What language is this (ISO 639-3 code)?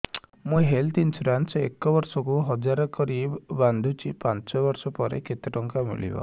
ori